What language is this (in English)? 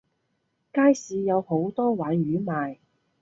Cantonese